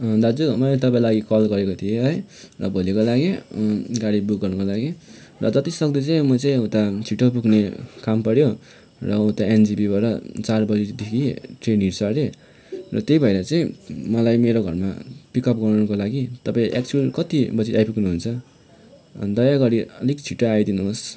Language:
Nepali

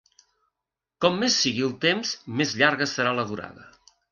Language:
Catalan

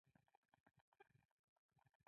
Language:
Pashto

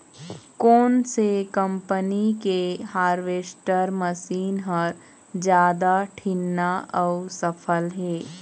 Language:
Chhattisgarhi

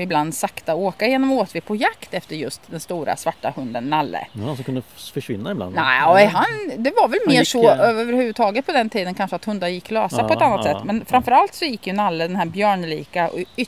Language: Swedish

